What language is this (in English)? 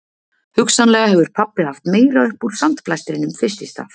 Icelandic